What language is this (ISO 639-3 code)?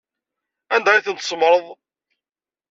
kab